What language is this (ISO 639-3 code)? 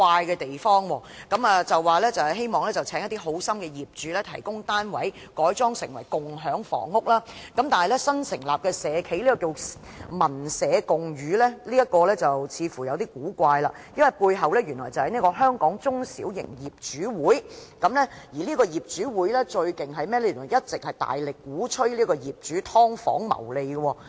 yue